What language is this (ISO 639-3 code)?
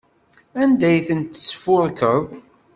kab